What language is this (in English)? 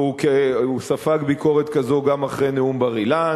Hebrew